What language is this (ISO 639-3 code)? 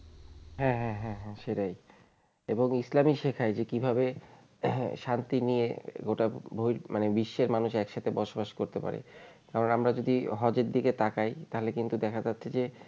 ben